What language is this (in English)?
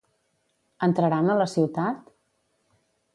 Catalan